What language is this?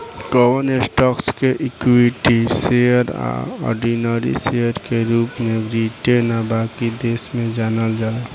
Bhojpuri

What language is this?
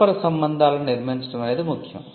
Telugu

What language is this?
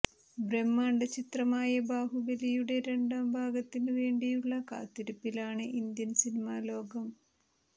Malayalam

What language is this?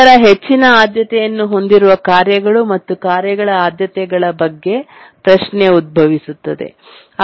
Kannada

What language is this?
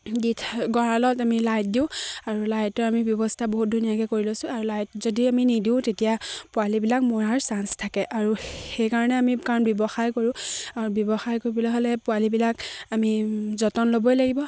Assamese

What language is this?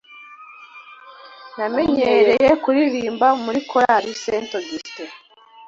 Kinyarwanda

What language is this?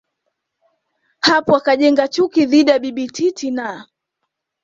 Swahili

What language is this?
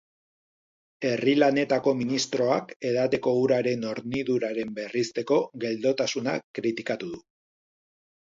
Basque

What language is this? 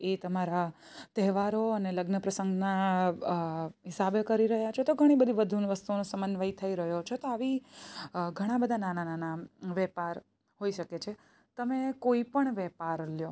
Gujarati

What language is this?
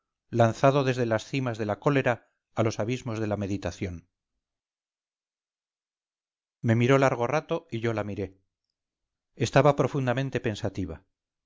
Spanish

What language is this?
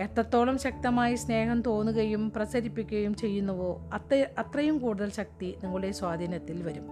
Malayalam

